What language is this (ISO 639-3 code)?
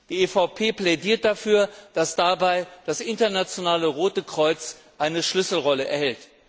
deu